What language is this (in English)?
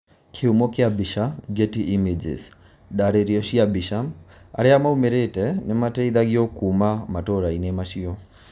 Kikuyu